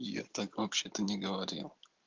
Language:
Russian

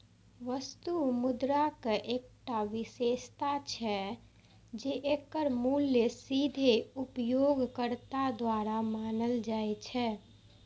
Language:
Maithili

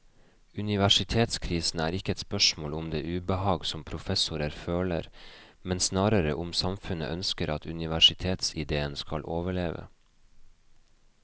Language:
Norwegian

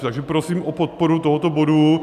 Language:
Czech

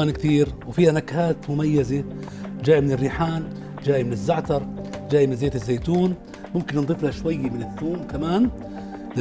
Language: Arabic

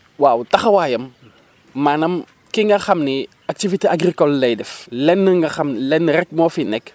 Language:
Wolof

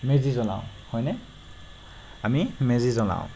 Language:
Assamese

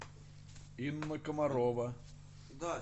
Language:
Russian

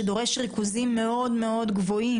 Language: Hebrew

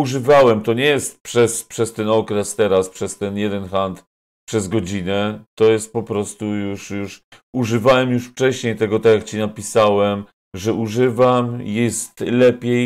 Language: Polish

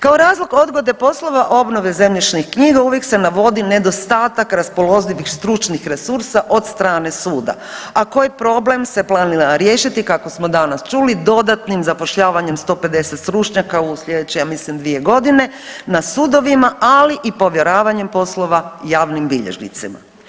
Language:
Croatian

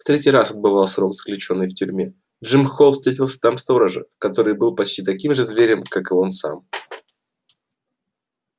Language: Russian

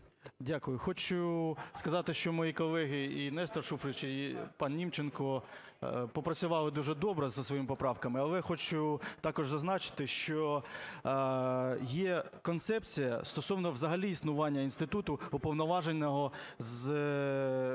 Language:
Ukrainian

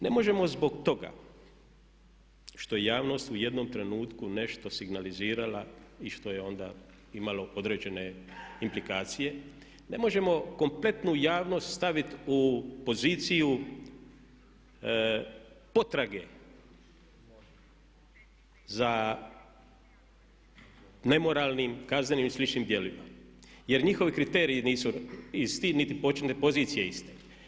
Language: Croatian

